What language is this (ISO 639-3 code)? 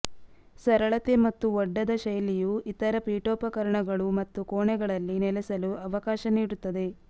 kan